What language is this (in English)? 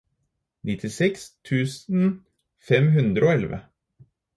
Norwegian Bokmål